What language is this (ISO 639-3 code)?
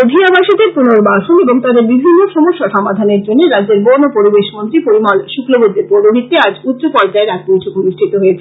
ben